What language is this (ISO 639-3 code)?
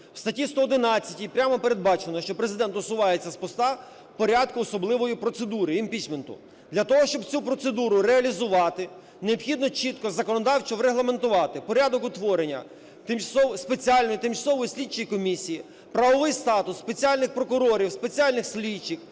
ukr